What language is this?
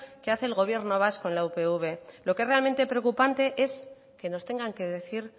Spanish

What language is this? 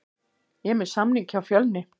Icelandic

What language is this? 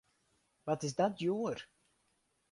Western Frisian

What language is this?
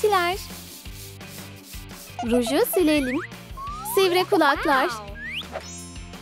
Turkish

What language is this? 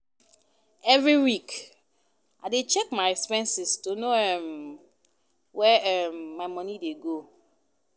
Nigerian Pidgin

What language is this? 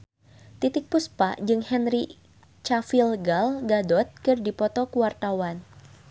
Sundanese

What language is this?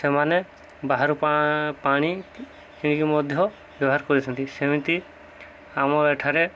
Odia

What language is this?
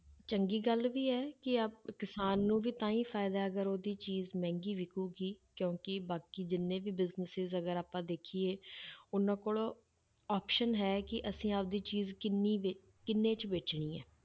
Punjabi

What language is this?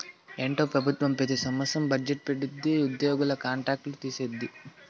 Telugu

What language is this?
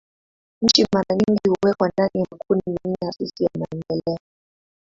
Swahili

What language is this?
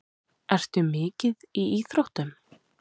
Icelandic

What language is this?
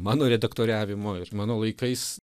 Lithuanian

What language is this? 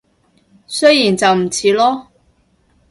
Cantonese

